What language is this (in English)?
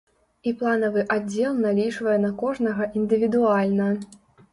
Belarusian